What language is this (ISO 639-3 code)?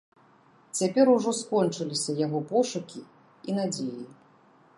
bel